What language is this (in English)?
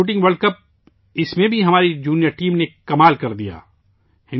Urdu